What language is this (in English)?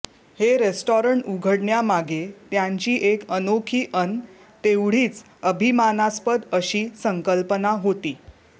Marathi